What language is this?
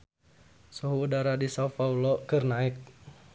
Sundanese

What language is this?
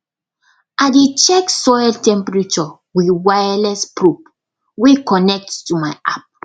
Nigerian Pidgin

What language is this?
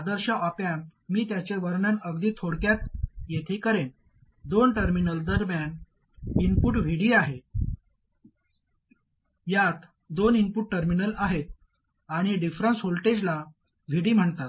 Marathi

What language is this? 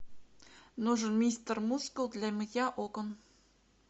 Russian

